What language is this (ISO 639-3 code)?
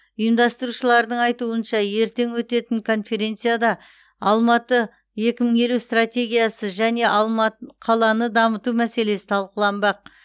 kaz